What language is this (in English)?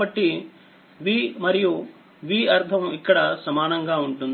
Telugu